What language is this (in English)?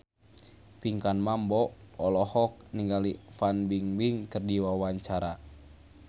Sundanese